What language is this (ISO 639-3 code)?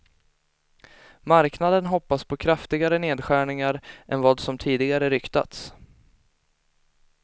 swe